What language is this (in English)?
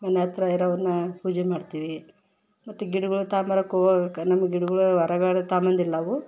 Kannada